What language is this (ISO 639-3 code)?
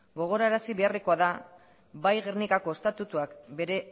eus